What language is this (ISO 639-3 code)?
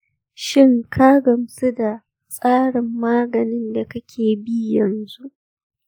hau